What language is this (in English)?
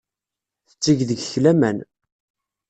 Kabyle